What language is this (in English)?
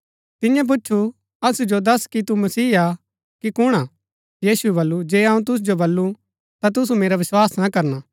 Gaddi